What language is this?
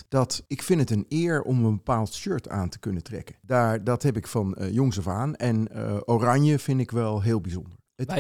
Dutch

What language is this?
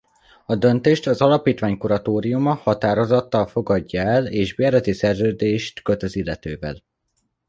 Hungarian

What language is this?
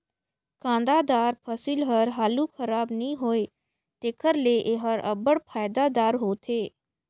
Chhattisgarhi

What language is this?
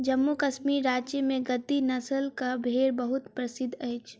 Maithili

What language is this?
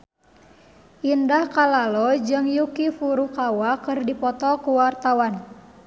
Sundanese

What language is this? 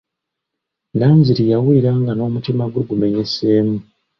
Ganda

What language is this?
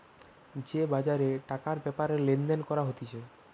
Bangla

